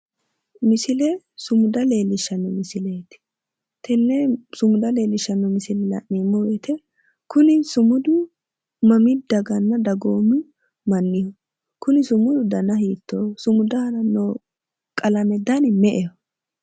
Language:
Sidamo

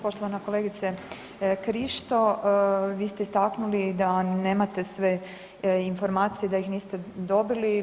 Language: Croatian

